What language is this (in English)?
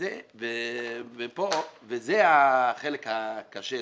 Hebrew